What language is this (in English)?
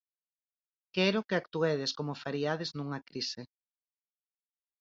Galician